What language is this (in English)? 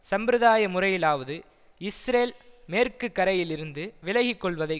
Tamil